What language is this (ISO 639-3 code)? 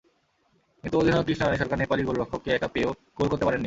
ben